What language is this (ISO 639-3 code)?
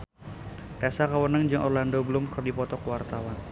sun